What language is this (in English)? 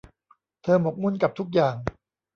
Thai